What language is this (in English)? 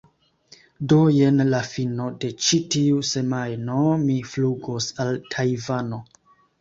Esperanto